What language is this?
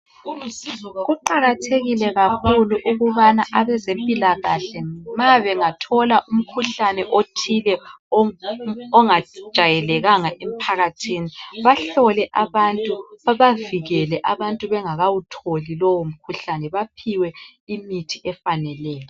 North Ndebele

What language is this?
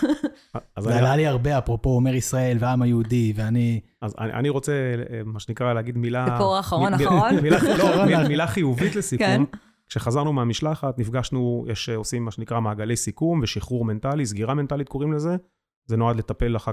Hebrew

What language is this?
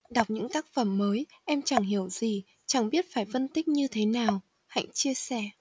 Vietnamese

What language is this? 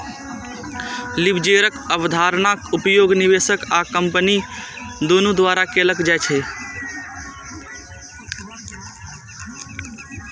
Maithili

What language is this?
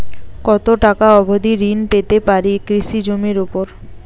Bangla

